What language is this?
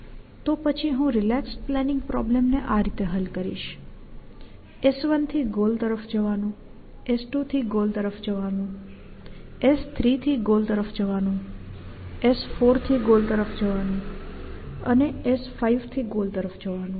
Gujarati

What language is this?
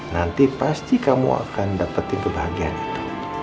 Indonesian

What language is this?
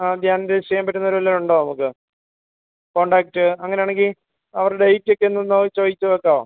Malayalam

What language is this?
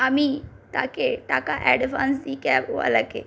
Bangla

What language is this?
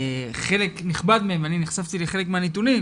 Hebrew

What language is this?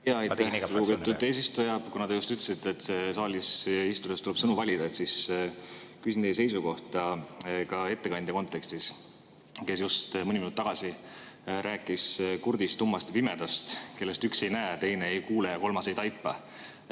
Estonian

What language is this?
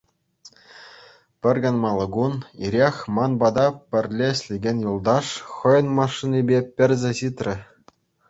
Chuvash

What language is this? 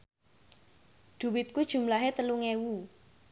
Javanese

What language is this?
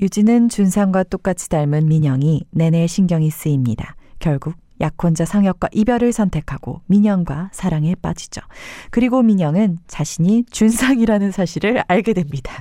Korean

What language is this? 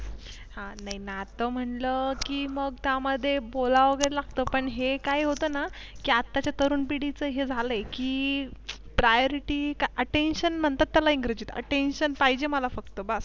Marathi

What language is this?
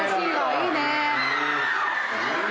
Japanese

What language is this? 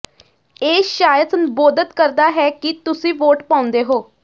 Punjabi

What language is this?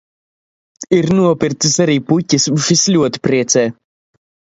Latvian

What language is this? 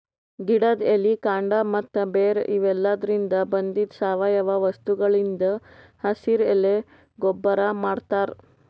Kannada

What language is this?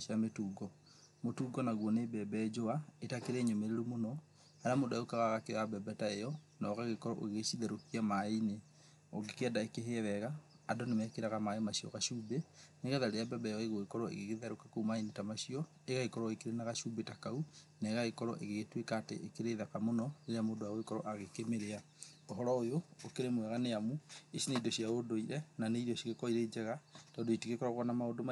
Kikuyu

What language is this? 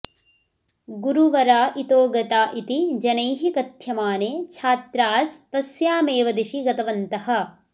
Sanskrit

